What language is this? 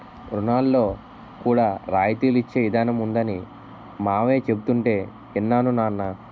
Telugu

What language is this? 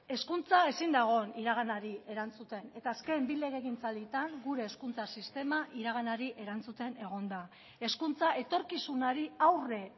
Basque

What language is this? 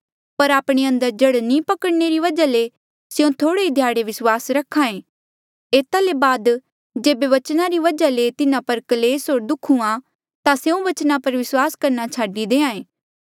Mandeali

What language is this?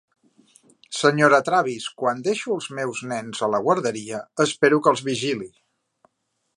Catalan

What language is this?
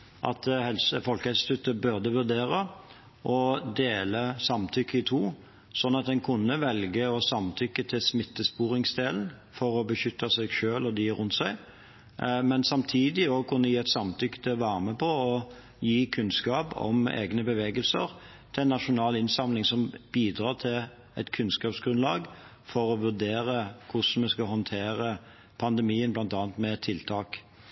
Norwegian Bokmål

